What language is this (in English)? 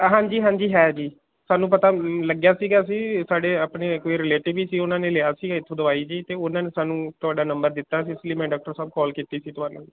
Punjabi